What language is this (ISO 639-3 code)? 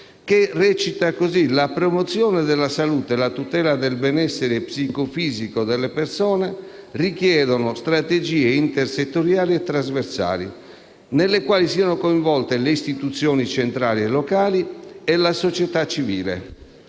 ita